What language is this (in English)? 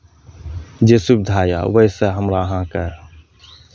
Maithili